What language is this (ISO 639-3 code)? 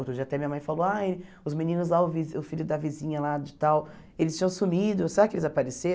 por